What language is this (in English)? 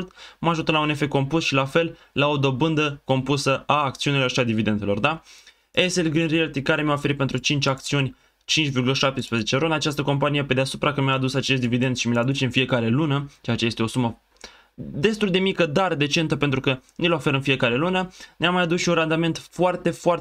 Romanian